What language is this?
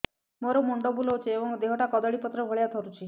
Odia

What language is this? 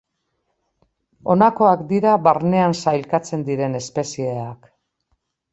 Basque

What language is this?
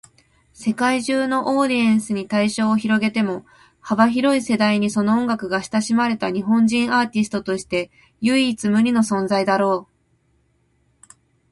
Japanese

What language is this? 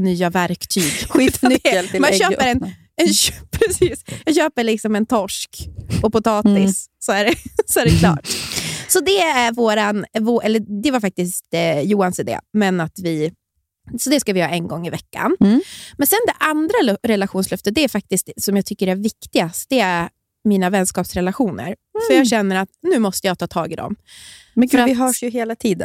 Swedish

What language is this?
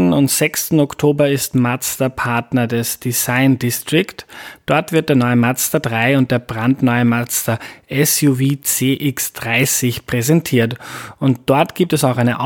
German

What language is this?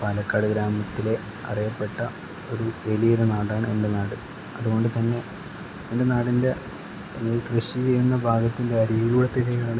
Malayalam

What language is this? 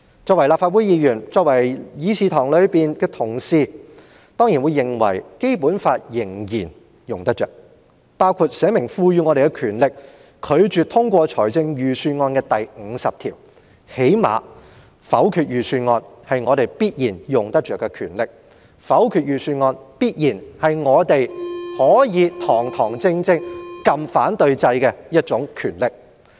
Cantonese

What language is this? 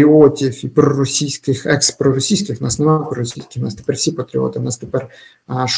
Ukrainian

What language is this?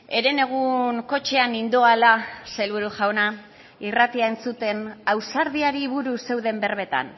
Basque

